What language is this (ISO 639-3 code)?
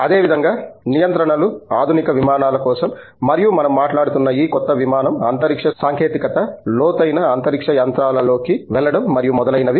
tel